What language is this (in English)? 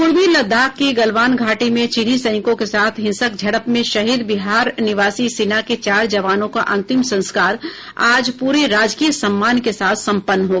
Hindi